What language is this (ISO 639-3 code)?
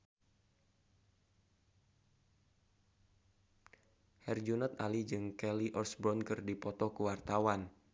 sun